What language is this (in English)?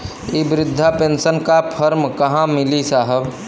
Bhojpuri